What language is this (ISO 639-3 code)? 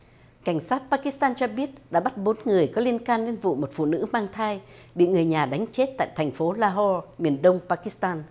vie